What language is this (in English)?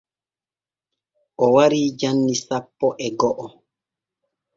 Borgu Fulfulde